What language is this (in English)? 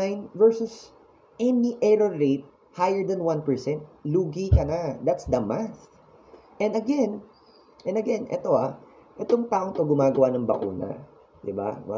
Filipino